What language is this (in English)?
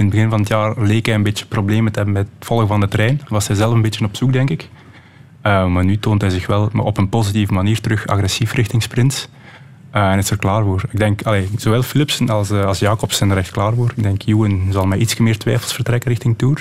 Dutch